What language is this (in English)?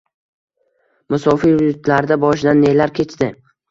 Uzbek